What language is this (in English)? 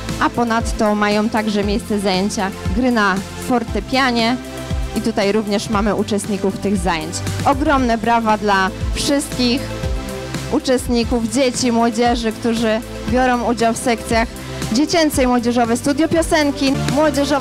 Polish